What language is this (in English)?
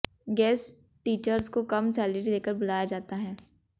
Hindi